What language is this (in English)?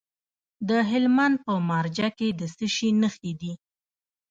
Pashto